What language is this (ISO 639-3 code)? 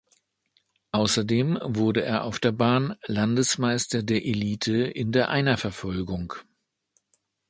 deu